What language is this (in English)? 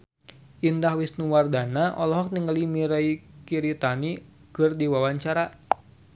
Sundanese